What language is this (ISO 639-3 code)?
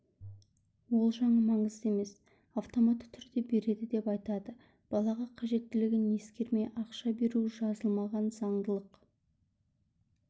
kaz